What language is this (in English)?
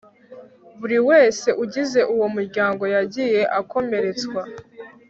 Kinyarwanda